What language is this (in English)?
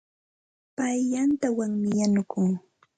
Santa Ana de Tusi Pasco Quechua